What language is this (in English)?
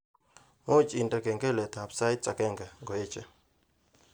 Kalenjin